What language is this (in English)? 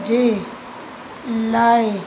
Sindhi